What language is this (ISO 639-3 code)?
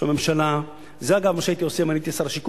heb